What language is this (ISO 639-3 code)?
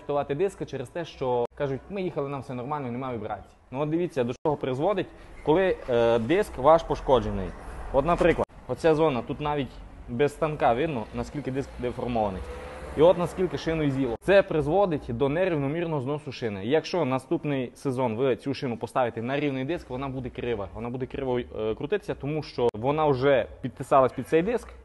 ukr